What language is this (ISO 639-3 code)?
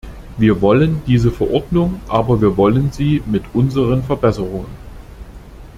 deu